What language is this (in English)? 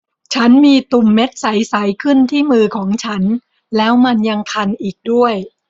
Thai